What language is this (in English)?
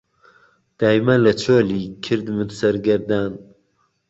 Central Kurdish